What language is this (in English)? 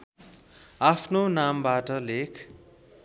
Nepali